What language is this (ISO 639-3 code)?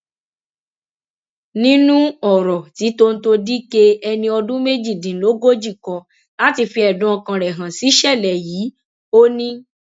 yor